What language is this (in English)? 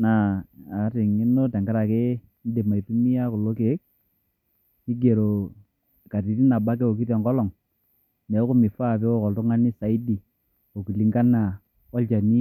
Masai